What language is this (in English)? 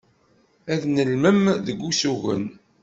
Kabyle